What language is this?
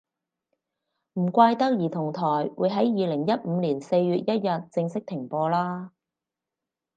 Cantonese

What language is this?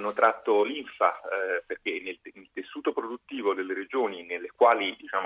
Italian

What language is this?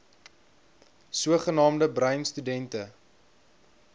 Afrikaans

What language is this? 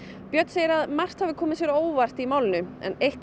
Icelandic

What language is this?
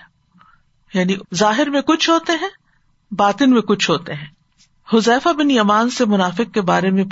Urdu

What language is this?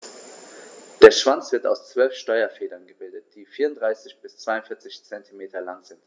German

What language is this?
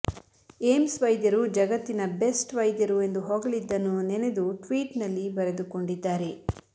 Kannada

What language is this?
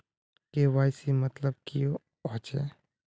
Magahi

